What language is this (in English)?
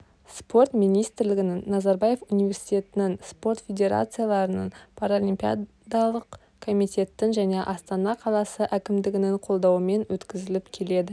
Kazakh